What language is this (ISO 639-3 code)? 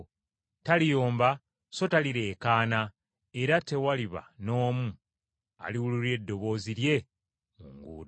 lug